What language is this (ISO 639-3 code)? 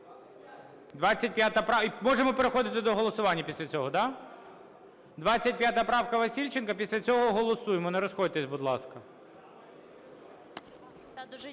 ukr